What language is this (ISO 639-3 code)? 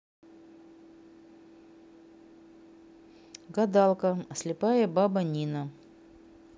rus